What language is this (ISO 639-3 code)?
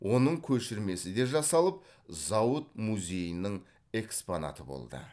kaz